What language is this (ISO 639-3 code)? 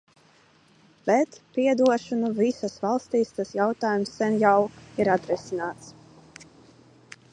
lav